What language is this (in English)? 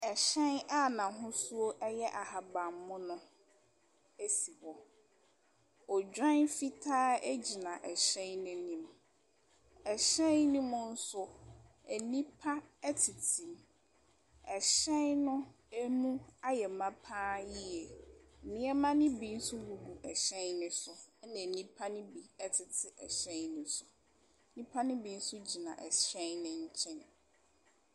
Akan